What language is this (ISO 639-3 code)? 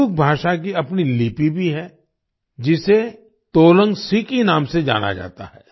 hin